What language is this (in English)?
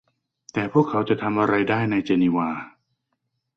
Thai